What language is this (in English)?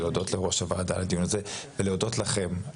Hebrew